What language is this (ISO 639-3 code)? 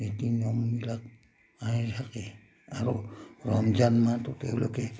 asm